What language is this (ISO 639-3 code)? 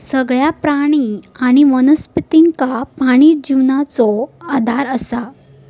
mar